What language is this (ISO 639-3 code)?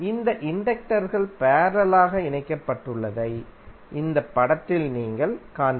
tam